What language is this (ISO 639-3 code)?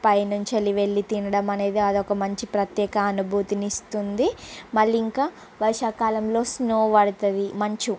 tel